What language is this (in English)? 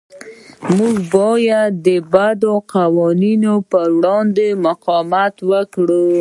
Pashto